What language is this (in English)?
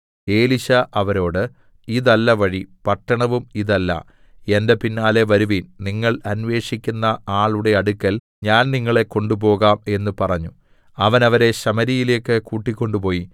Malayalam